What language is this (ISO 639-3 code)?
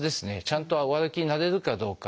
jpn